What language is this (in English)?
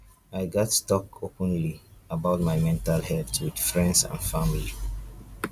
Nigerian Pidgin